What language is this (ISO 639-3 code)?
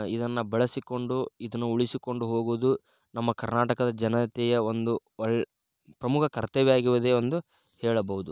kan